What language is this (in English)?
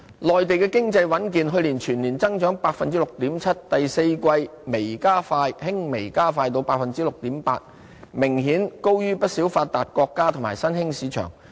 Cantonese